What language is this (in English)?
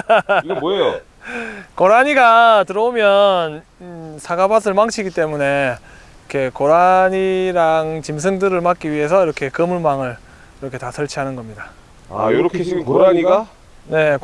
Korean